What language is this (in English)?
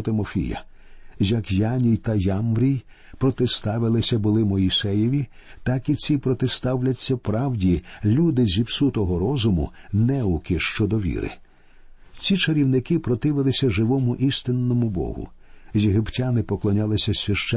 Ukrainian